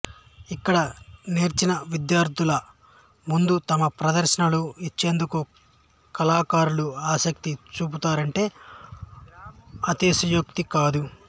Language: Telugu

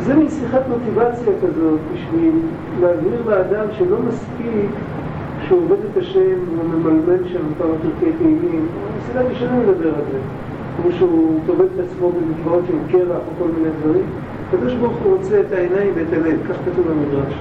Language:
Hebrew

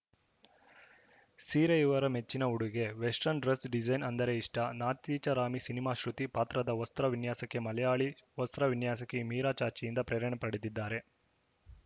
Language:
Kannada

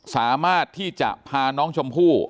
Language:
Thai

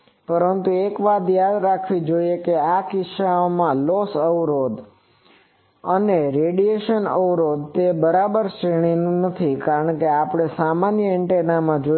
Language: Gujarati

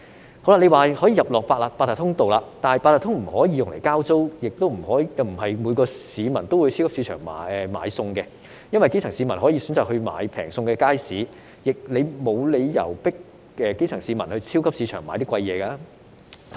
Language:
Cantonese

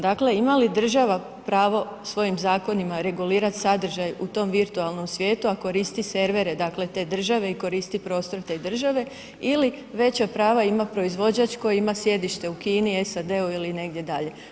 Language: Croatian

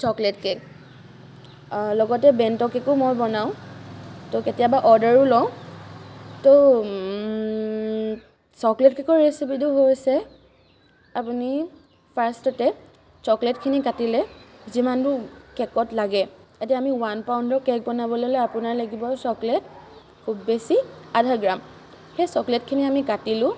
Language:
Assamese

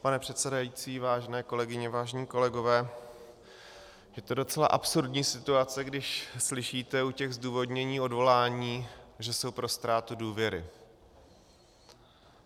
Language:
Czech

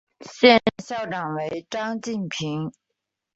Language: Chinese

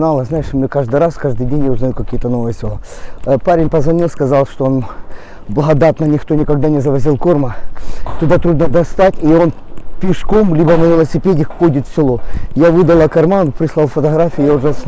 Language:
Ukrainian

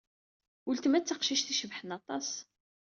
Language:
Kabyle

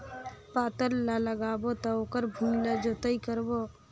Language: Chhattisgarhi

